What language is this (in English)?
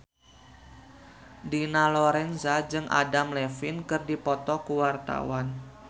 Sundanese